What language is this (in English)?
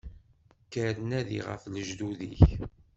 Kabyle